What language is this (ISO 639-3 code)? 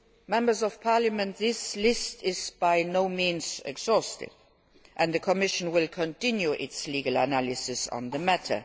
eng